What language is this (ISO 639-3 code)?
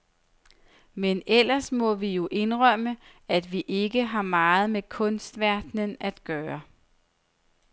dan